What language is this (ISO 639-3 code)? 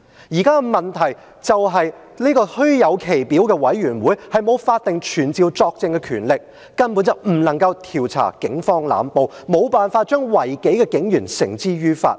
yue